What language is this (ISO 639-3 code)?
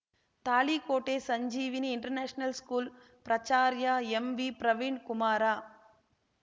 kan